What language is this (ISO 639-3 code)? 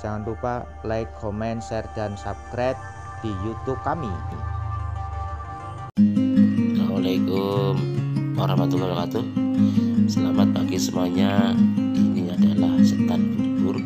ind